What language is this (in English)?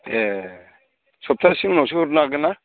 Bodo